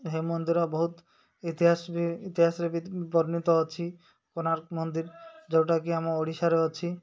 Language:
Odia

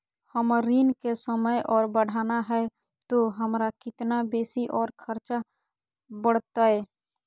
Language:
Magahi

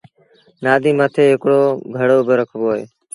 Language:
Sindhi Bhil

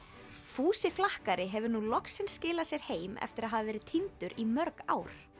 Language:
Icelandic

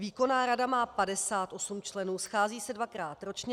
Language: Czech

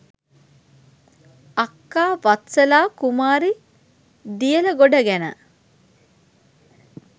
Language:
Sinhala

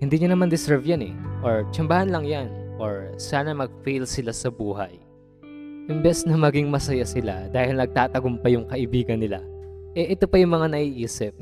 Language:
Filipino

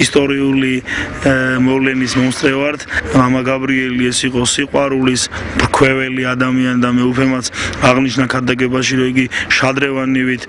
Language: Romanian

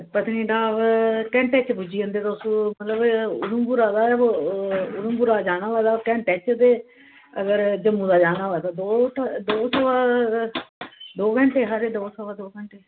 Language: Dogri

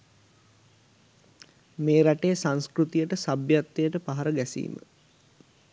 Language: Sinhala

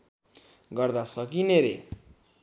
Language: Nepali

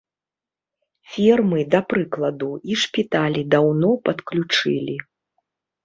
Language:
Belarusian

